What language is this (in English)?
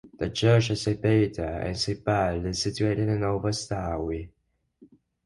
English